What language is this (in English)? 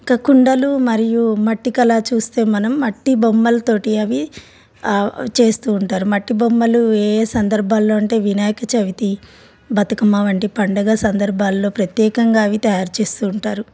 Telugu